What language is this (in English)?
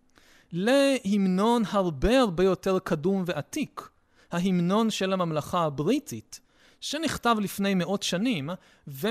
Hebrew